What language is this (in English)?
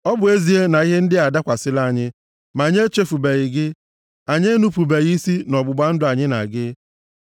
Igbo